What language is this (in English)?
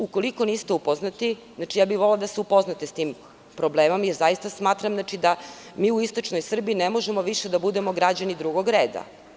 Serbian